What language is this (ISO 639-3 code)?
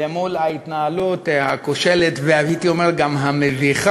heb